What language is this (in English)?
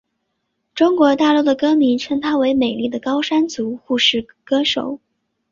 Chinese